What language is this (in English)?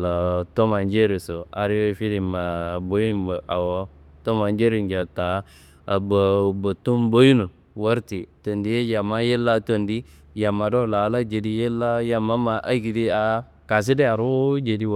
Kanembu